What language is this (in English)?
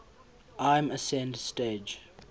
English